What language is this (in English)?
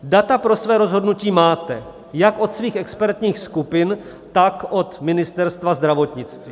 Czech